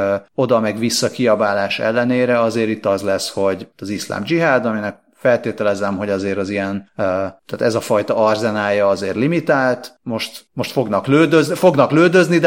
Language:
Hungarian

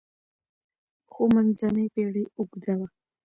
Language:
Pashto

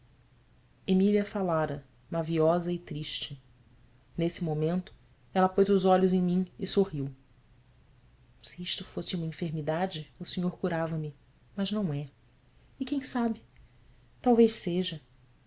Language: Portuguese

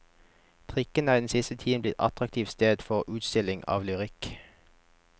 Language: Norwegian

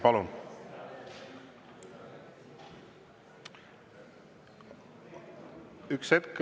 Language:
Estonian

